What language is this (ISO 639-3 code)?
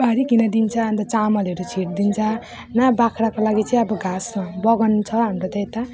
nep